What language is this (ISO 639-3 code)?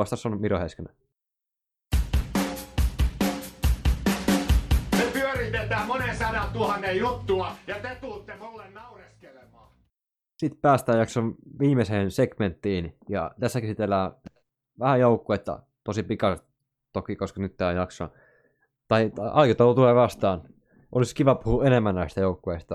fin